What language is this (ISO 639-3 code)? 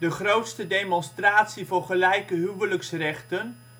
nld